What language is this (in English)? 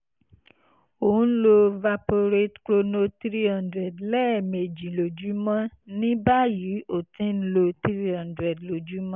Yoruba